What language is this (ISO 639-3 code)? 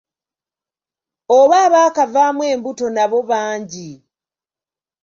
lug